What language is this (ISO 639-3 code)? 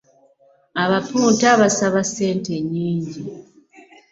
lug